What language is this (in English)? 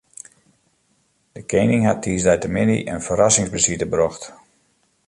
Western Frisian